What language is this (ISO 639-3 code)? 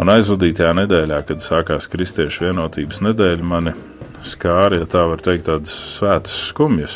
lav